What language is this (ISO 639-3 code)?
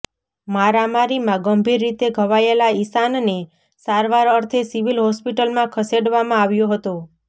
guj